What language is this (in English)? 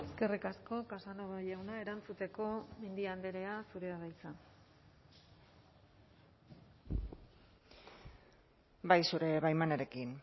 Basque